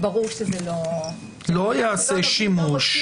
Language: Hebrew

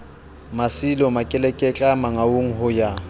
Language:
Southern Sotho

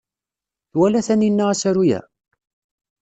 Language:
Kabyle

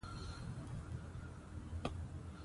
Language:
Pashto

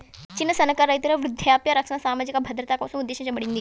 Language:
Telugu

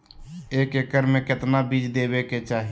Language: Magahi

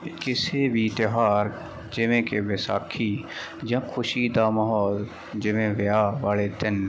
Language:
Punjabi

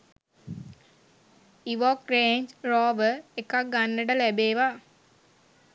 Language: Sinhala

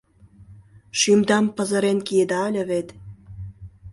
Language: Mari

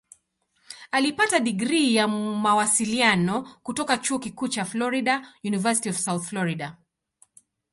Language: Swahili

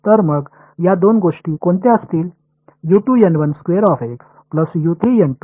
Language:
Marathi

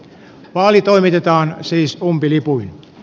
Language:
Finnish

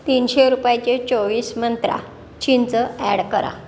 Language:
Marathi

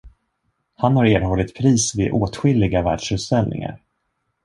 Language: Swedish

